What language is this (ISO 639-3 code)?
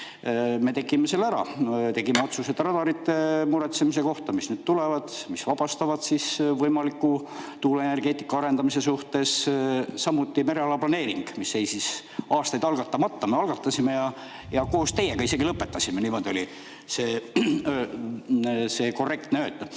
est